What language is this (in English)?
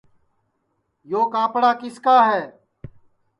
Sansi